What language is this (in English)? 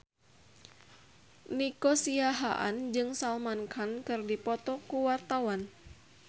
Sundanese